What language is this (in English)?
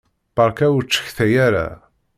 Kabyle